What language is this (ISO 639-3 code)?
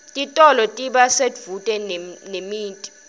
ssw